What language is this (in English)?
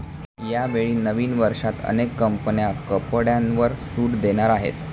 Marathi